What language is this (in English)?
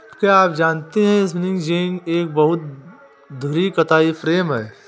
Hindi